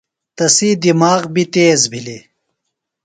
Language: Phalura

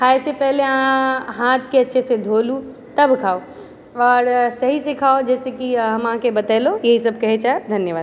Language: Maithili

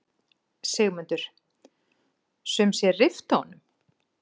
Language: Icelandic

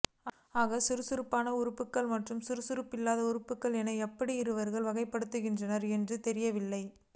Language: Tamil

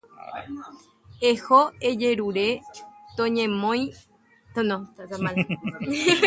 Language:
Guarani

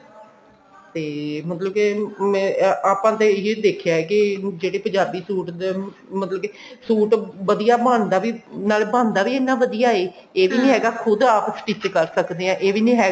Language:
Punjabi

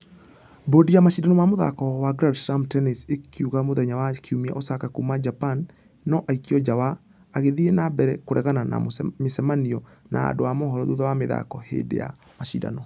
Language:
Kikuyu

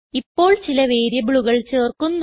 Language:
Malayalam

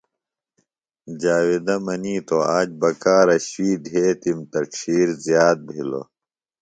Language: Phalura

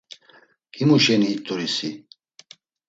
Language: Laz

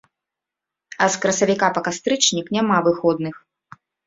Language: Belarusian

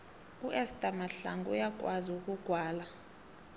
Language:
South Ndebele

